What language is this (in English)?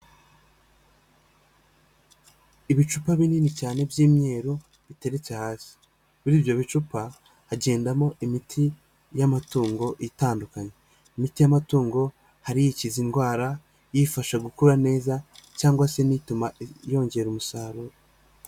Kinyarwanda